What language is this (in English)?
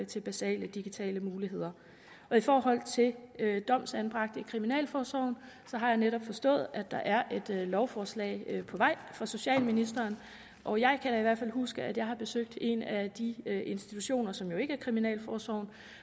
Danish